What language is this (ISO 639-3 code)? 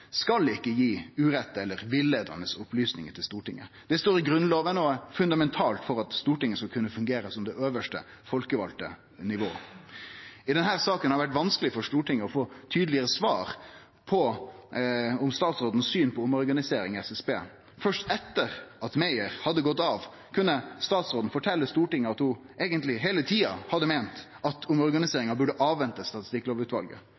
nno